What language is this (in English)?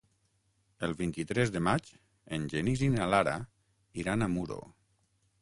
Catalan